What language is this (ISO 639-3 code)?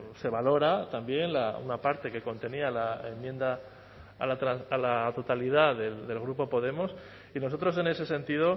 spa